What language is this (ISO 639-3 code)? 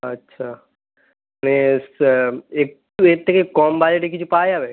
ben